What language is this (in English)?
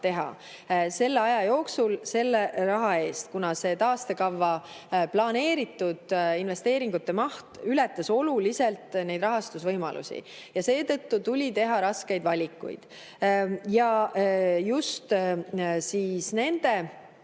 Estonian